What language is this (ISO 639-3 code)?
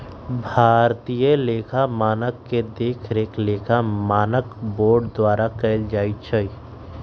mag